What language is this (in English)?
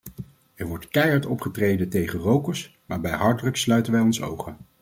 Dutch